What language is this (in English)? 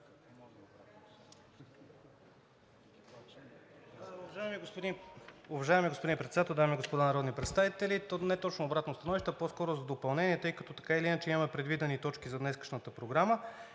Bulgarian